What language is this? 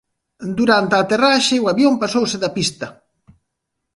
Galician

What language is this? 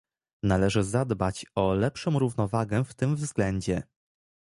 Polish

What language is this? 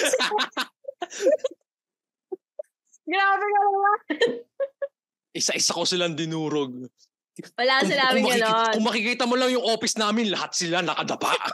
Filipino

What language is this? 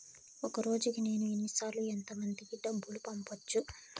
Telugu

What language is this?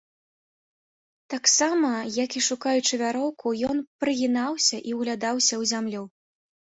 Belarusian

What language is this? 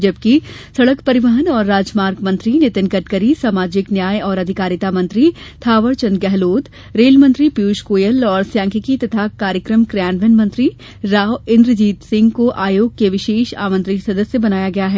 Hindi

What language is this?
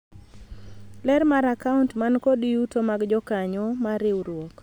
Luo (Kenya and Tanzania)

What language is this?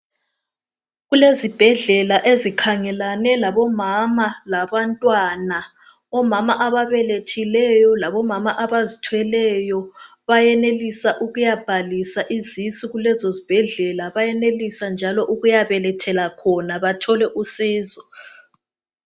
North Ndebele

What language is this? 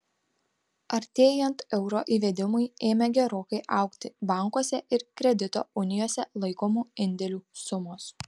Lithuanian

